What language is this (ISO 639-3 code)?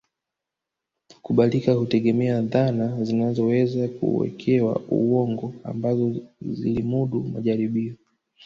swa